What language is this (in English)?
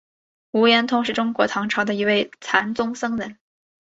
Chinese